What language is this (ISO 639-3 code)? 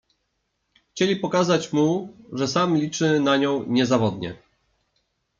pol